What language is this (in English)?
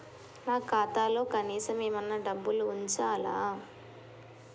Telugu